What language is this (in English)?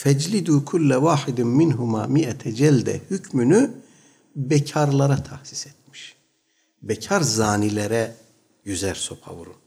Turkish